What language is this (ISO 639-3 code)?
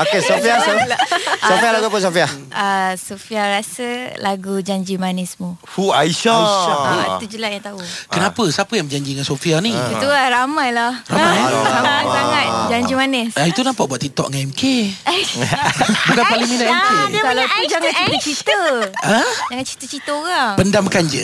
msa